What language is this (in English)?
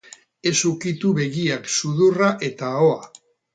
Basque